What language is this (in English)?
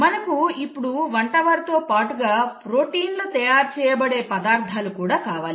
Telugu